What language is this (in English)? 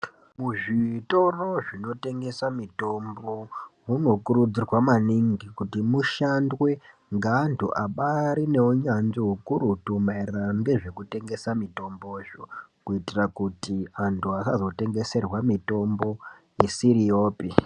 Ndau